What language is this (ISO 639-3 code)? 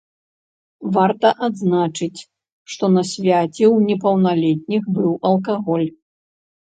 bel